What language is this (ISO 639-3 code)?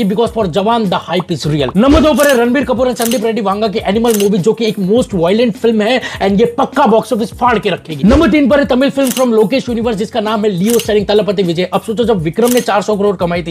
hin